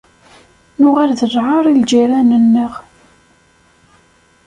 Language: Kabyle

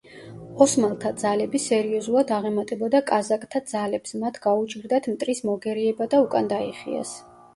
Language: Georgian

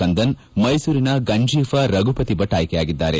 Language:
Kannada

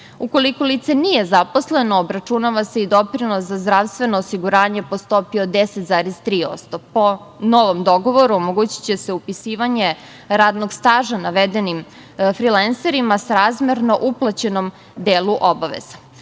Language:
Serbian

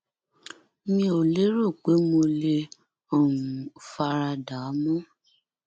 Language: Yoruba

